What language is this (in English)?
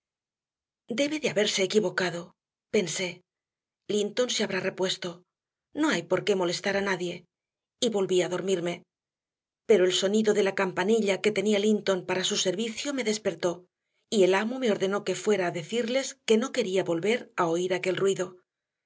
Spanish